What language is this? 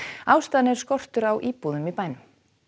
Icelandic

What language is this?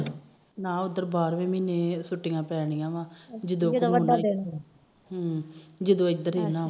Punjabi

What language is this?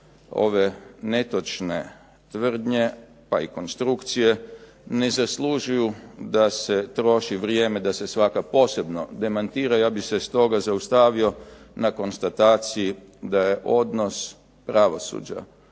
Croatian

